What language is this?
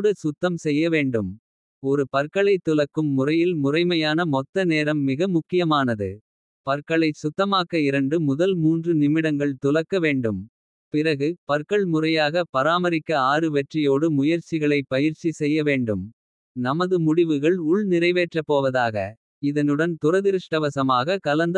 Kota (India)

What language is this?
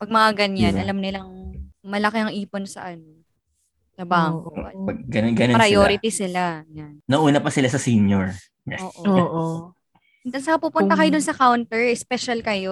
Filipino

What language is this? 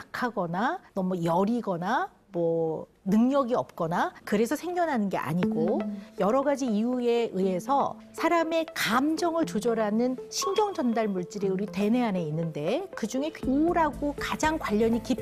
Korean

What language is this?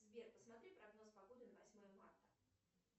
Russian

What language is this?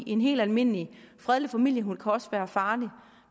Danish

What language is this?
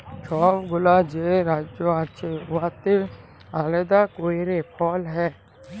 Bangla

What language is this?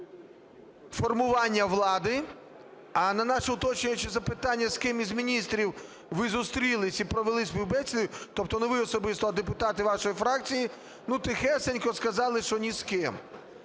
Ukrainian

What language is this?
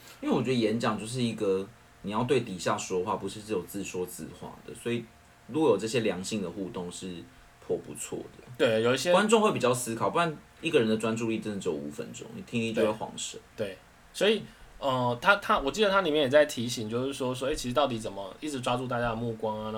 Chinese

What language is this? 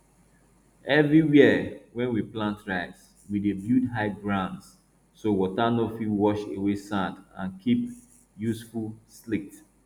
Nigerian Pidgin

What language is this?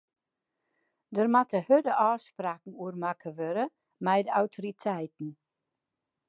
Western Frisian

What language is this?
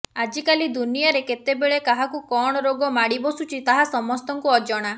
Odia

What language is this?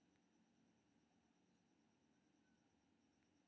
Maithili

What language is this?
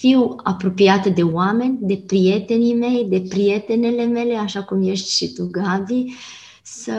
Romanian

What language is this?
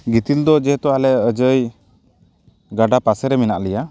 Santali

